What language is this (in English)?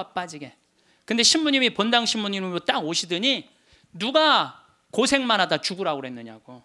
Korean